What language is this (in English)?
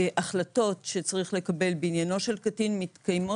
Hebrew